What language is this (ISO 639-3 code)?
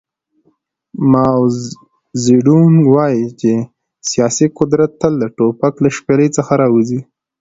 pus